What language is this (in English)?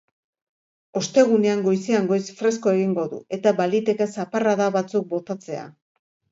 Basque